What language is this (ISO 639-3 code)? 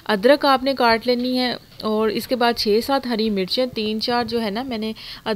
hin